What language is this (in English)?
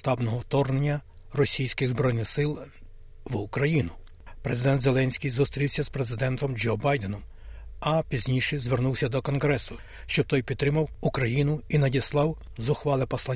Ukrainian